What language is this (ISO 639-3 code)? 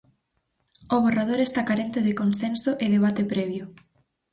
glg